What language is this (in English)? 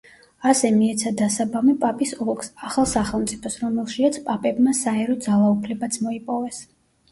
Georgian